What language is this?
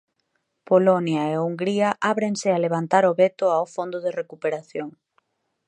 Galician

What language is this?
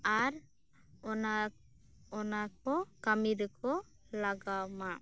Santali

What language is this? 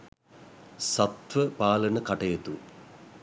Sinhala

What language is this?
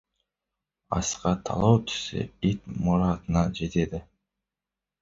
Kazakh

